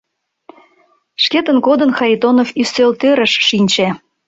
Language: Mari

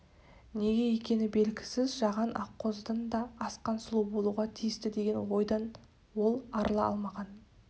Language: Kazakh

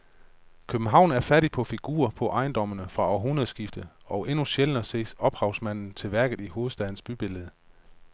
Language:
Danish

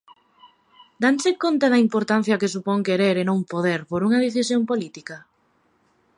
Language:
Galician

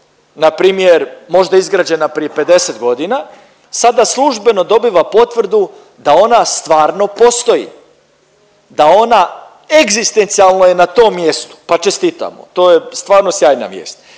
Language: Croatian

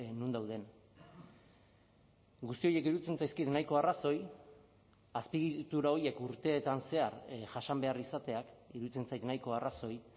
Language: Basque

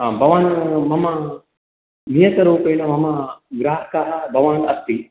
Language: Sanskrit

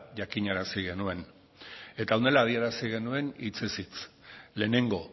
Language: Basque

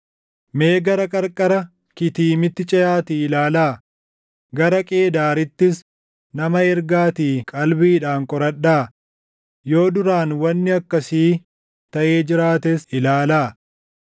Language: Oromo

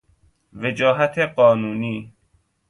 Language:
Persian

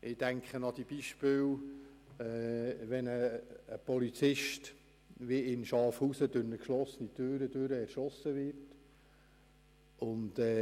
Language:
Swiss German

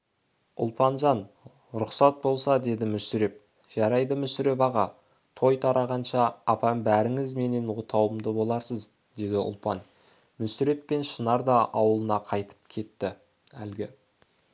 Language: Kazakh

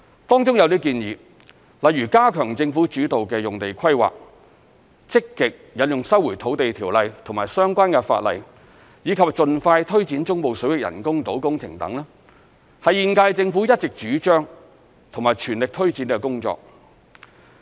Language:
Cantonese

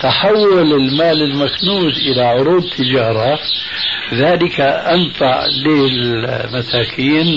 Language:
Arabic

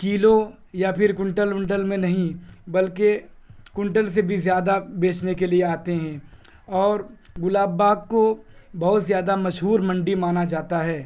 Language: Urdu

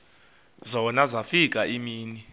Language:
Xhosa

